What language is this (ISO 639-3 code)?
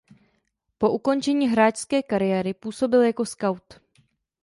ces